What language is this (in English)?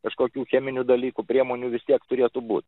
Lithuanian